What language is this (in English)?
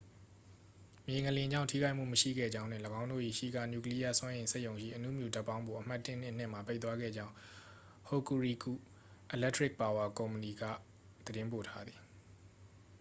Burmese